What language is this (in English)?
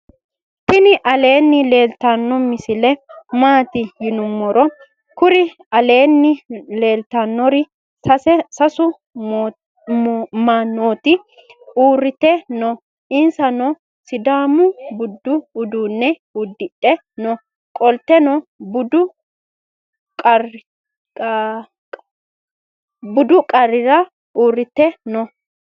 Sidamo